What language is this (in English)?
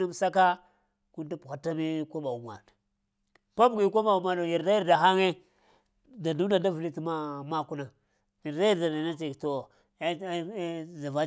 Lamang